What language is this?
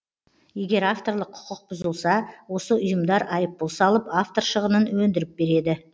Kazakh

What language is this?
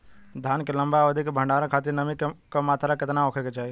Bhojpuri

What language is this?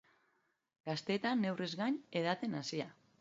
Basque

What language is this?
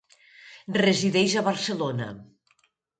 Catalan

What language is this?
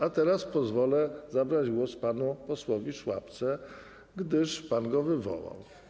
Polish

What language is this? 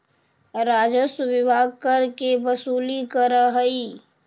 Magahi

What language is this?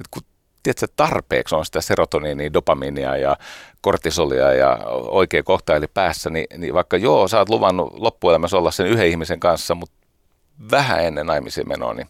Finnish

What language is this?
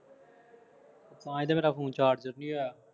Punjabi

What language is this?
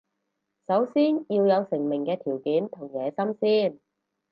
Cantonese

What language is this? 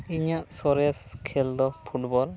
Santali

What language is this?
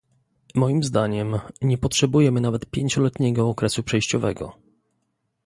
Polish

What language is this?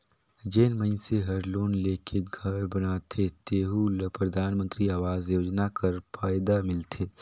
Chhattisgarhi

